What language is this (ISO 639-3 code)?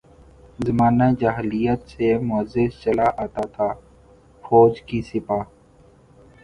urd